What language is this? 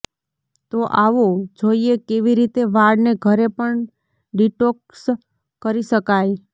Gujarati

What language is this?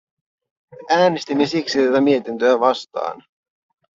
Finnish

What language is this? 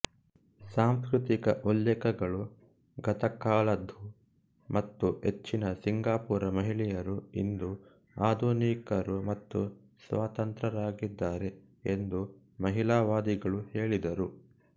Kannada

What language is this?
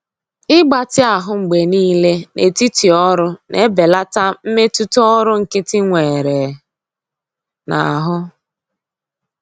Igbo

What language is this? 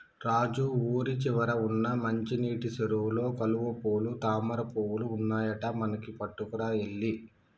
Telugu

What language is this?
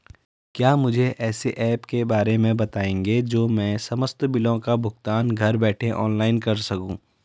Hindi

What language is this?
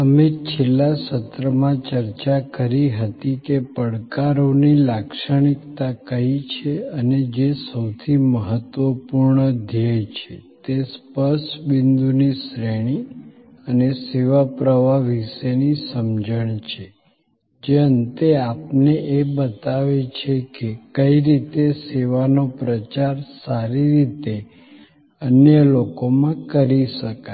Gujarati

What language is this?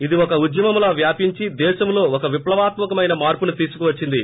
Telugu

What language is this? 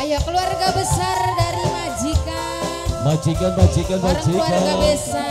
Indonesian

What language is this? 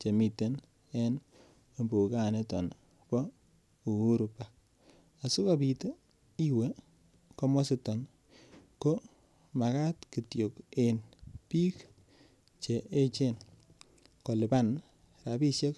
Kalenjin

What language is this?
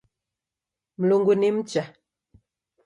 Taita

